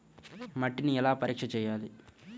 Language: Telugu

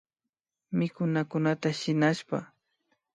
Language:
Imbabura Highland Quichua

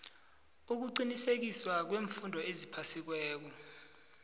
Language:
South Ndebele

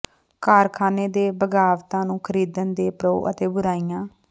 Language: Punjabi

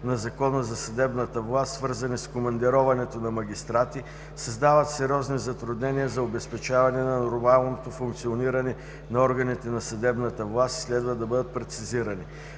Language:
Bulgarian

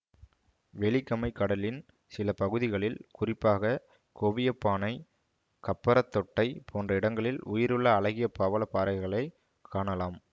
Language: Tamil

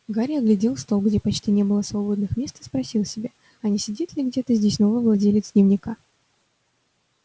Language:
Russian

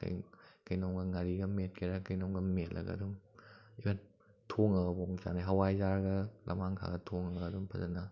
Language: Manipuri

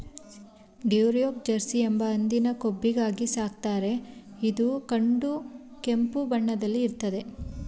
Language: Kannada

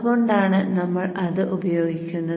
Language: Malayalam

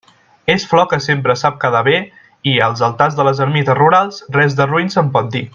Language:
Catalan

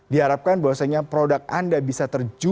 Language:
Indonesian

